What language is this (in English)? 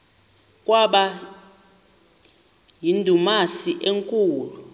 Xhosa